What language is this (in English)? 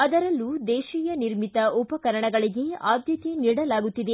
Kannada